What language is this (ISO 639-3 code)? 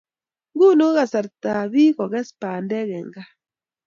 kln